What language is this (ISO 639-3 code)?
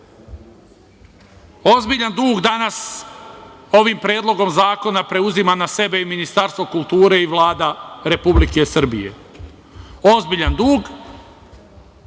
srp